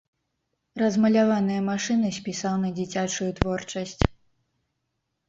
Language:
Belarusian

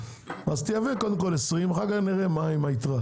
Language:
Hebrew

